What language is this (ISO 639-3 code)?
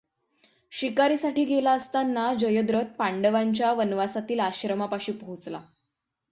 mar